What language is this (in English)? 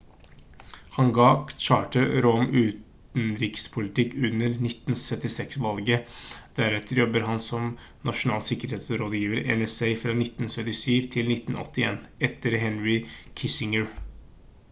Norwegian Bokmål